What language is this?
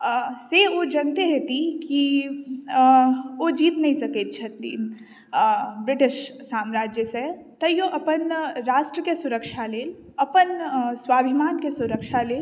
Maithili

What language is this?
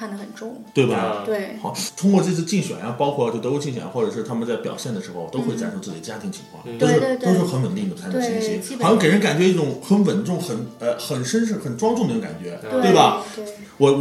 Chinese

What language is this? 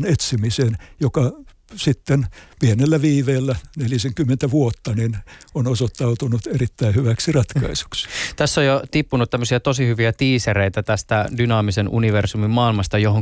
Finnish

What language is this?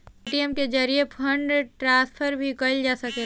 Bhojpuri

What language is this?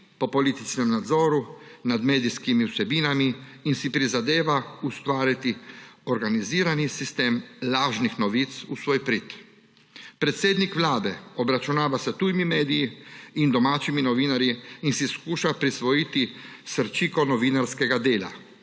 Slovenian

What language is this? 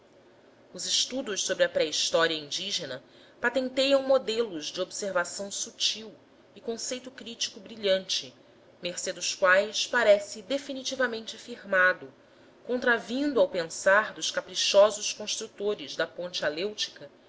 Portuguese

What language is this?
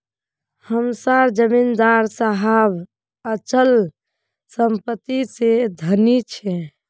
Magahi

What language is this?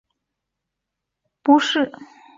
Chinese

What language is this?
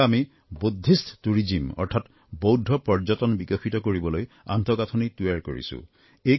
Assamese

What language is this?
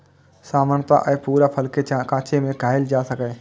Maithili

